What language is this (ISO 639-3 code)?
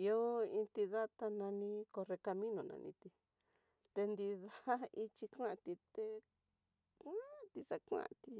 mtx